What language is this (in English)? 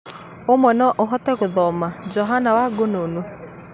Kikuyu